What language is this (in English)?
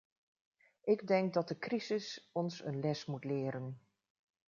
Dutch